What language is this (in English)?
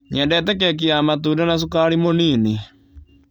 Kikuyu